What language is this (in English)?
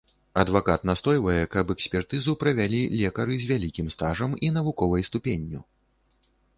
Belarusian